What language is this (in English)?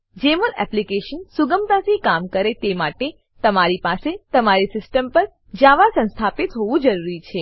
Gujarati